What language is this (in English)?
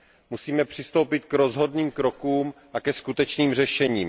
Czech